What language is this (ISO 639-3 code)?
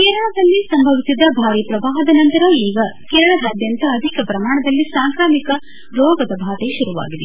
kan